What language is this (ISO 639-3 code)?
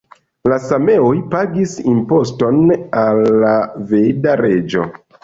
epo